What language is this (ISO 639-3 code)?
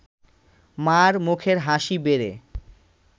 ben